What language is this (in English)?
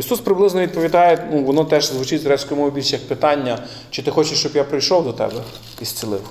Ukrainian